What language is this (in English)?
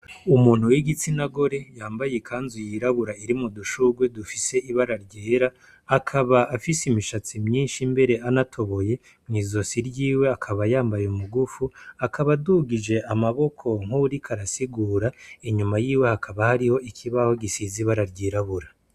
Rundi